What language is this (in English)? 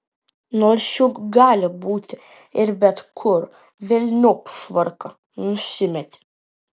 Lithuanian